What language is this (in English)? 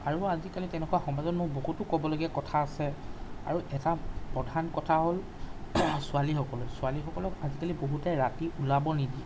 Assamese